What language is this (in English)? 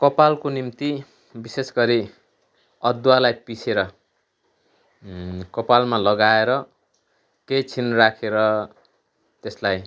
Nepali